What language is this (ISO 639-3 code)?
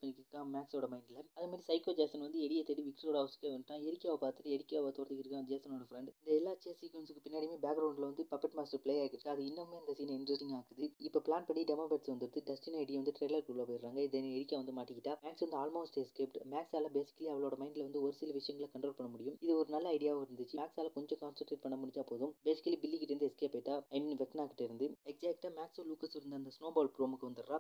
mal